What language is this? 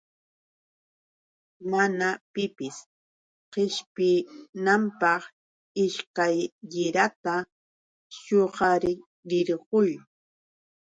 Yauyos Quechua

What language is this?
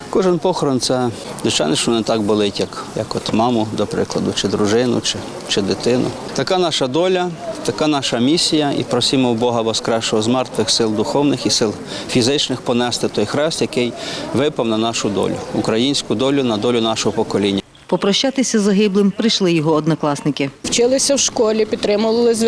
Ukrainian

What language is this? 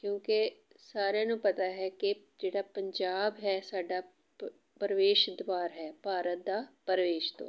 Punjabi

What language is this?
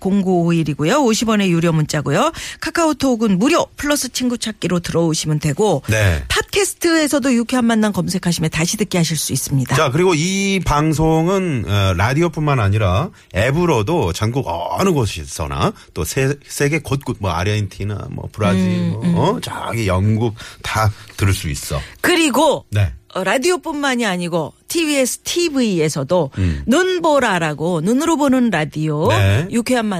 Korean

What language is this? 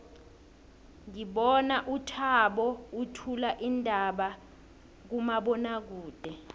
South Ndebele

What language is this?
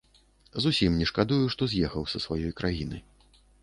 Belarusian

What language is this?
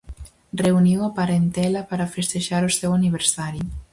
Galician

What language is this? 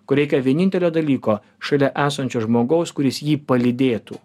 Lithuanian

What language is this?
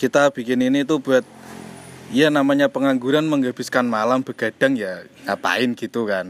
Indonesian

